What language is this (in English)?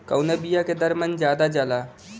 Bhojpuri